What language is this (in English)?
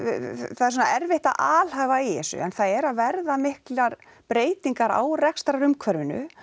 Icelandic